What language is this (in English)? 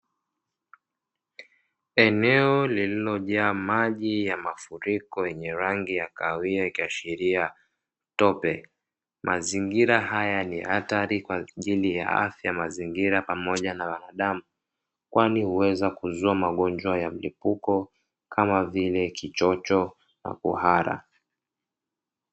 Swahili